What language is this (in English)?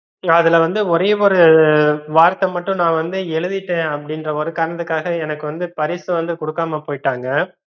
Tamil